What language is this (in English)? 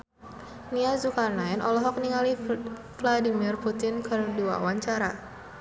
Sundanese